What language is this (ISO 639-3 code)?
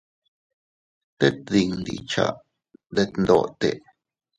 cut